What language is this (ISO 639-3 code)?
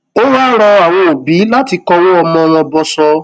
yor